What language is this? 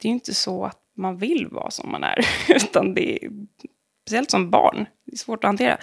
Swedish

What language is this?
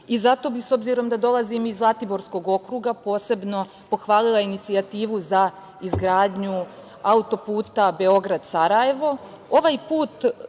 Serbian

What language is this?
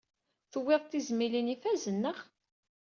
Kabyle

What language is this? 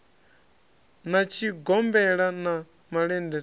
Venda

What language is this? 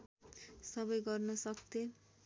Nepali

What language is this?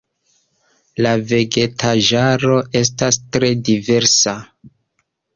Esperanto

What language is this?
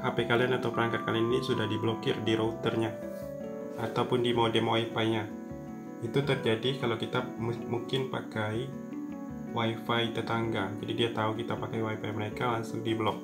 Indonesian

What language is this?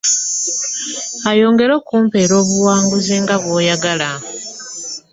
Ganda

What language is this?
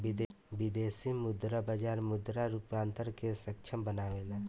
Bhojpuri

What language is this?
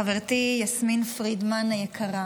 Hebrew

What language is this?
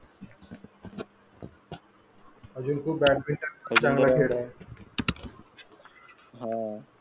Marathi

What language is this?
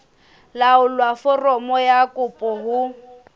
Southern Sotho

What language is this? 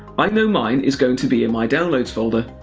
English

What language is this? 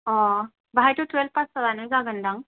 Bodo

